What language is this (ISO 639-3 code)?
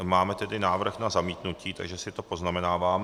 ces